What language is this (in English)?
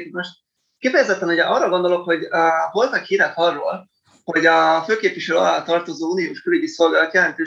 Hungarian